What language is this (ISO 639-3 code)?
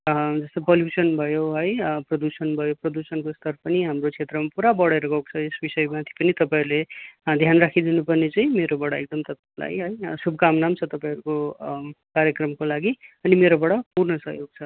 nep